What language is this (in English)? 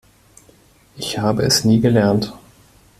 German